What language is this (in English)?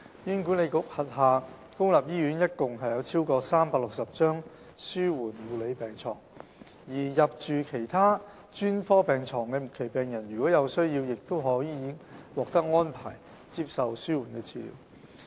Cantonese